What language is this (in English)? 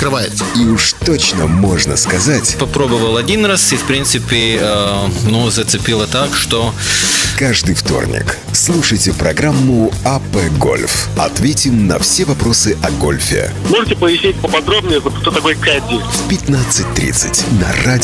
Russian